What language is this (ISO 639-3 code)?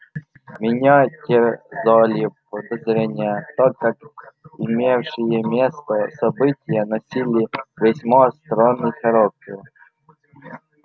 rus